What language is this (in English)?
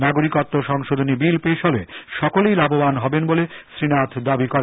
Bangla